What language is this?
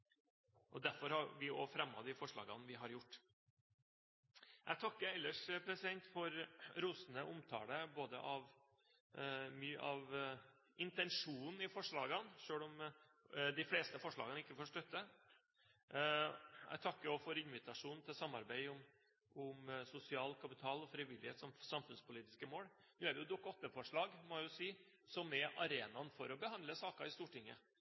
Norwegian Bokmål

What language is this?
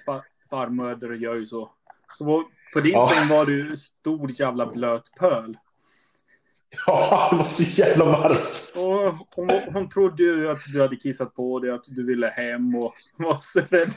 Swedish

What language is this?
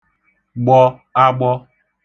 Igbo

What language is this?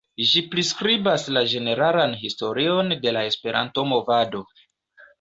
Esperanto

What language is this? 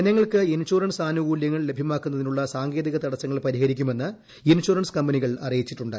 Malayalam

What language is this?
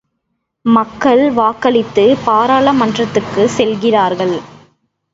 Tamil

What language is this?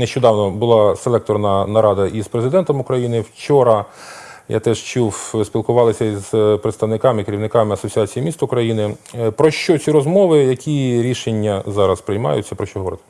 Ukrainian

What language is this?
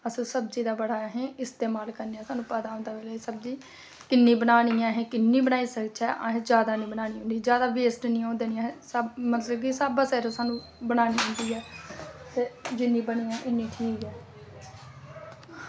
Dogri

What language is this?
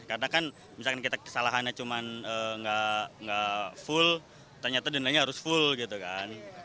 Indonesian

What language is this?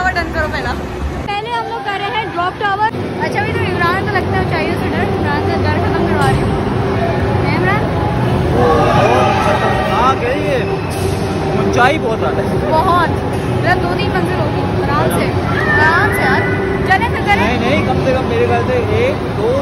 Hindi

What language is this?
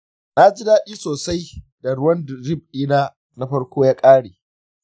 Hausa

